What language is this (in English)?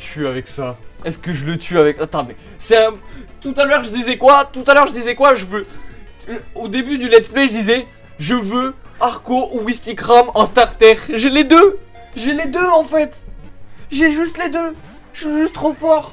French